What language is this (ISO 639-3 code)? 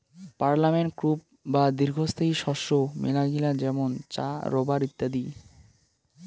ben